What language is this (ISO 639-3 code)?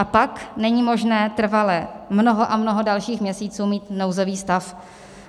ces